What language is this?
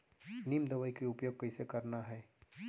Chhattisgarhi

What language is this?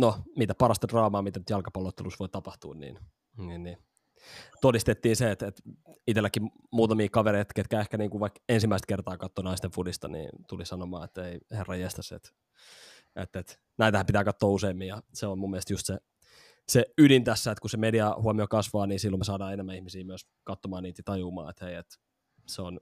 Finnish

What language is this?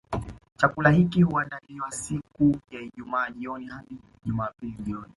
Swahili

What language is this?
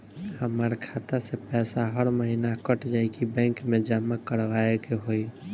Bhojpuri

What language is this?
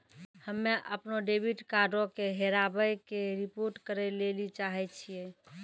Maithili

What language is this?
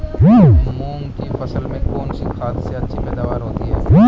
Hindi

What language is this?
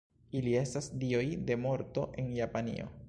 Esperanto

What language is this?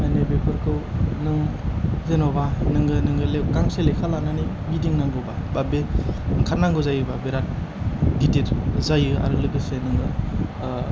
Bodo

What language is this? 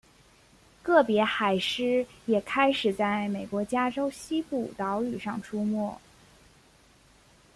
Chinese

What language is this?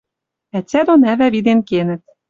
Western Mari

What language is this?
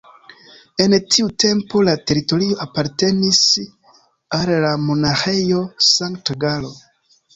Esperanto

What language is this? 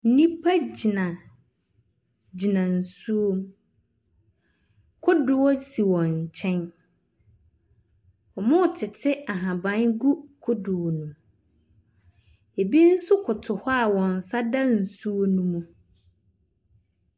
Akan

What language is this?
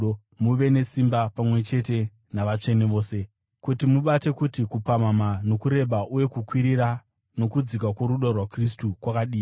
Shona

